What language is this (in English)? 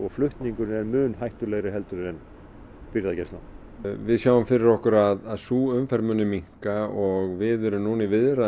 Icelandic